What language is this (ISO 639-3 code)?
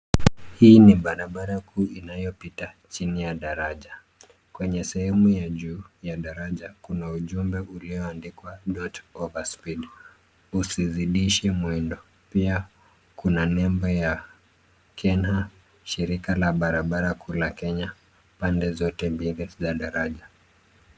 swa